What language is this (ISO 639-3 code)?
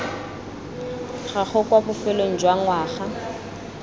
tsn